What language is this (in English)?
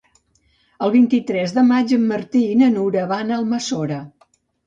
Catalan